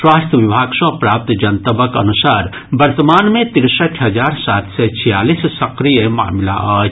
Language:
Maithili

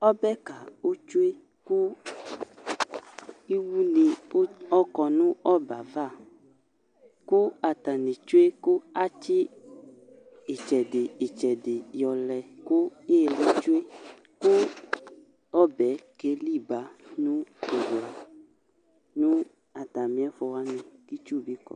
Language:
Ikposo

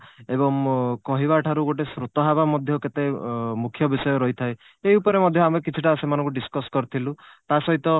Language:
Odia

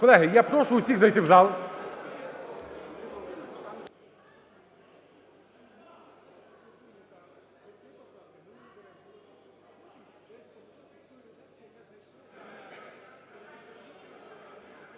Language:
Ukrainian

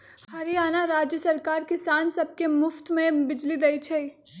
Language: Magahi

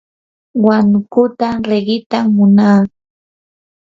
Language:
Yanahuanca Pasco Quechua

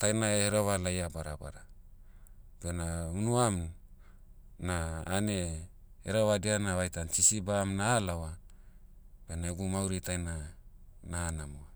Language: Motu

